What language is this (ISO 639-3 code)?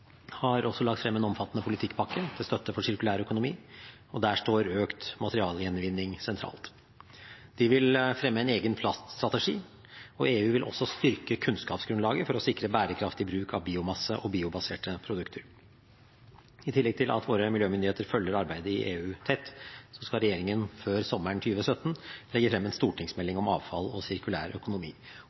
nob